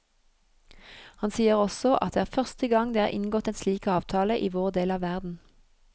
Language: Norwegian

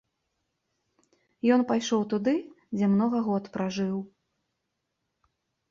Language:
Belarusian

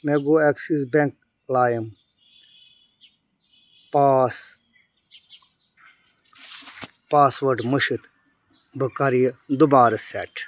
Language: Kashmiri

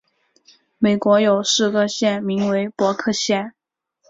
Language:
Chinese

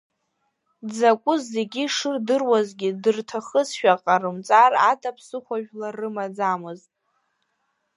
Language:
Abkhazian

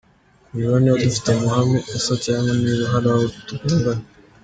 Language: Kinyarwanda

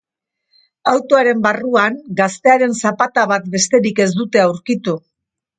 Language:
Basque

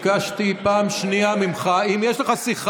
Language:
Hebrew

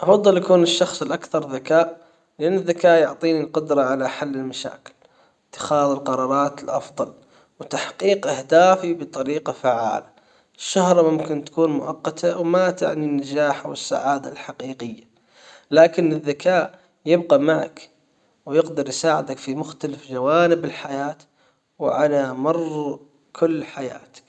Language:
Hijazi Arabic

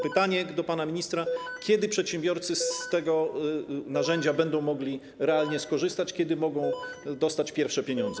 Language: Polish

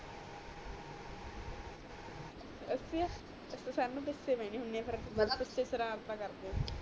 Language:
Punjabi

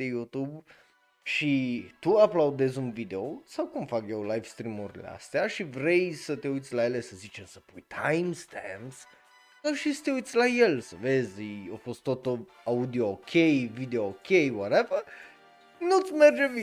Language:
Romanian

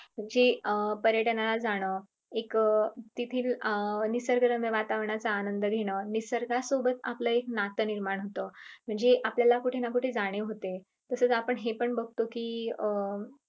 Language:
Marathi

